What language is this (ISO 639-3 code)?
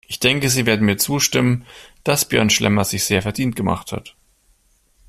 deu